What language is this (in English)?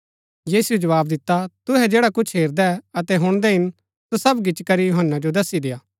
Gaddi